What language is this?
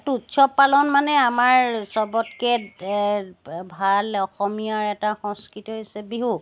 Assamese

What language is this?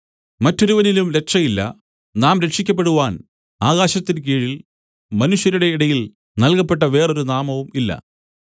Malayalam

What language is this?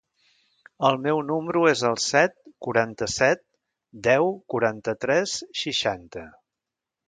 Catalan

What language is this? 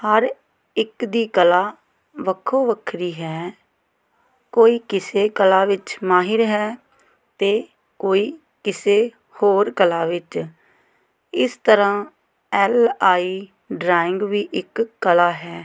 Punjabi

